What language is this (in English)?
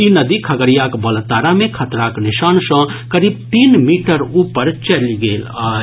Maithili